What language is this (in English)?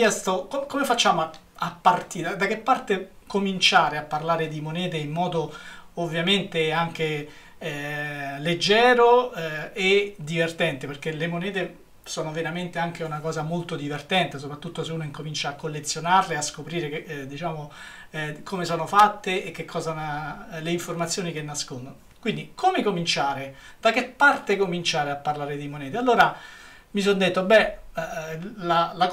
Italian